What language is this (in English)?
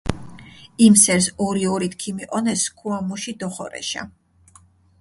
Mingrelian